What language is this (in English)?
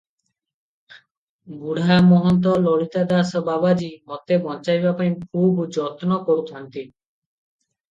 Odia